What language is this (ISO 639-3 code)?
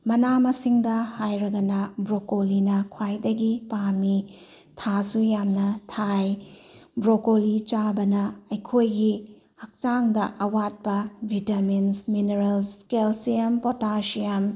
mni